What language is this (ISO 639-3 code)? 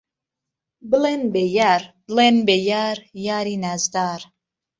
ckb